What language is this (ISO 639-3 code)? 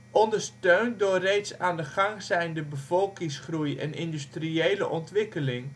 nld